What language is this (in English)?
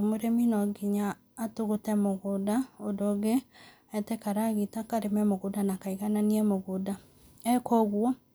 Kikuyu